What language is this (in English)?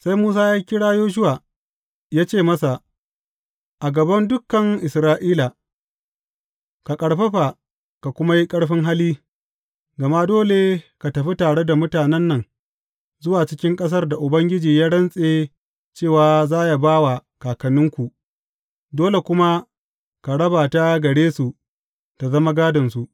Hausa